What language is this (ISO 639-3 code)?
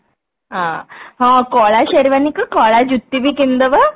ori